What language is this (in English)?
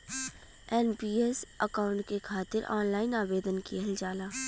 Bhojpuri